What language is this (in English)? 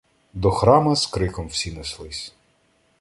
Ukrainian